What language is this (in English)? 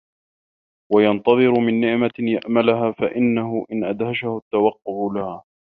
Arabic